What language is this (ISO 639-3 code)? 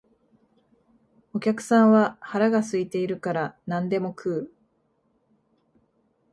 jpn